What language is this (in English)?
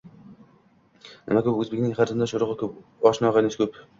Uzbek